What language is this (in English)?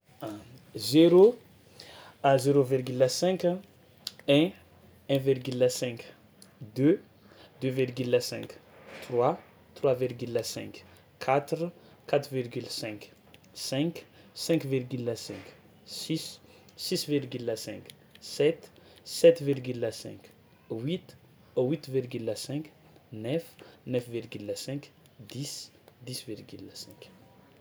Tsimihety Malagasy